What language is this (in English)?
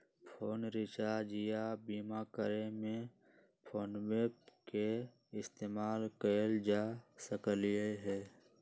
Magahi